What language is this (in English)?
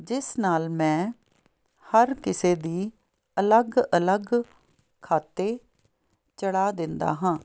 Punjabi